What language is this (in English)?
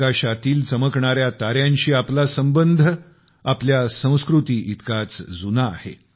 Marathi